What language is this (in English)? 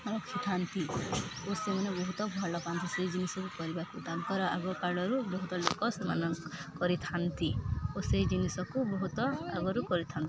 Odia